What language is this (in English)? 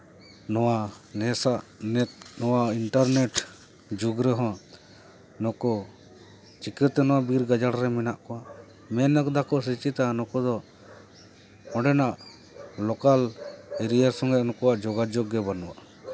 Santali